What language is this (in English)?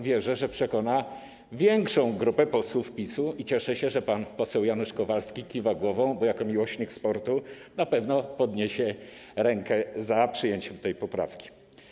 Polish